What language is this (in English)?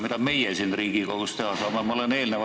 Estonian